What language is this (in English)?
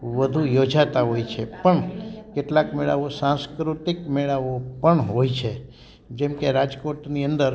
Gujarati